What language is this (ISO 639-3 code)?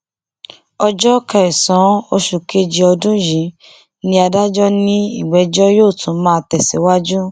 yor